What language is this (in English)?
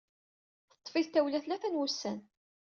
Kabyle